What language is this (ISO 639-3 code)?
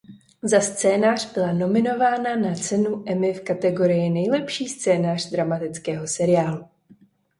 ces